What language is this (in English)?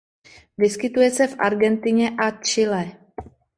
Czech